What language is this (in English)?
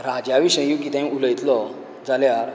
Konkani